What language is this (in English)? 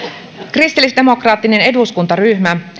Finnish